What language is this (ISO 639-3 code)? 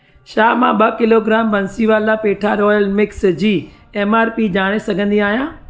snd